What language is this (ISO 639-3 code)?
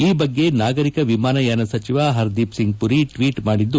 kan